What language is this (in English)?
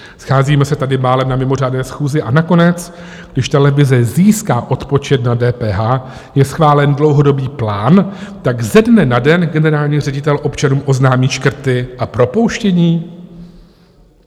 Czech